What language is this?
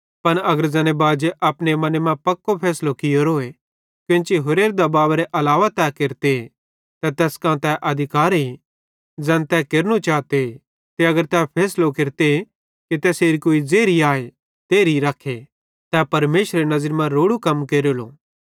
Bhadrawahi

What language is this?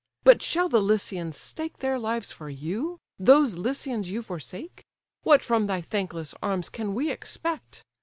English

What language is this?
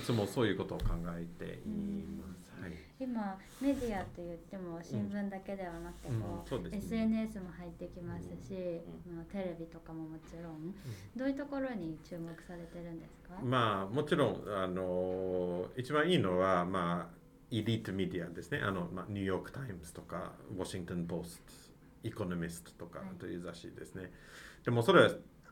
Japanese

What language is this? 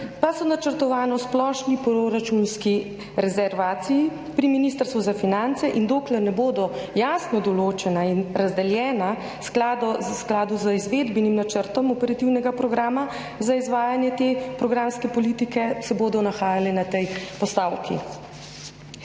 Slovenian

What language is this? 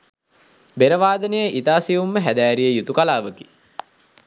Sinhala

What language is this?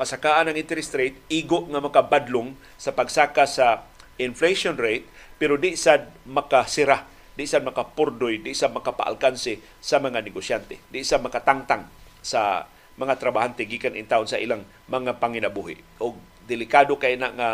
Filipino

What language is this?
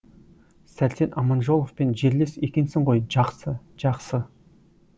Kazakh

